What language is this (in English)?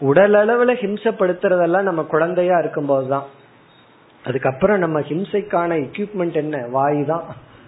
Tamil